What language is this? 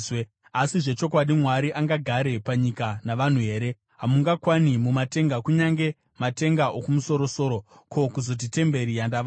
Shona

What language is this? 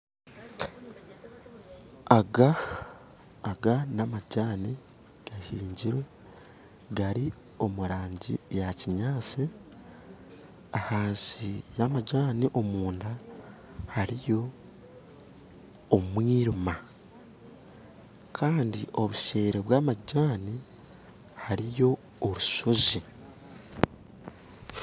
Nyankole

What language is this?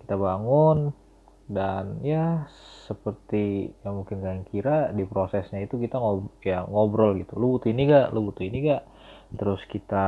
Indonesian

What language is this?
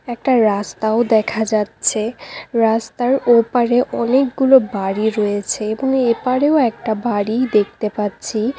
Bangla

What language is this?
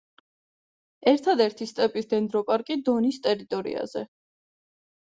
Georgian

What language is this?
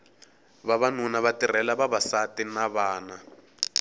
Tsonga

